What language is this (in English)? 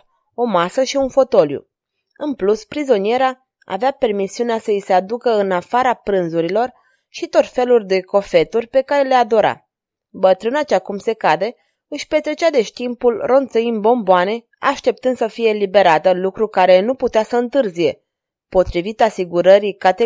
Romanian